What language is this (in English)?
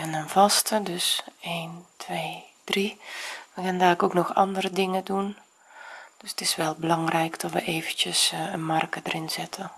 Dutch